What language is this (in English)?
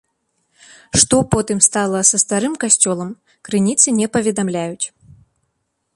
Belarusian